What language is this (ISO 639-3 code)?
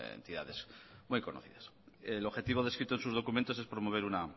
spa